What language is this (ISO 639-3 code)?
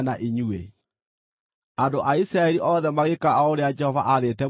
kik